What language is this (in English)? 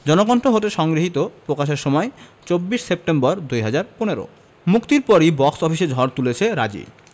Bangla